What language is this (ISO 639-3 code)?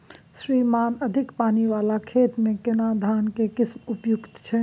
mai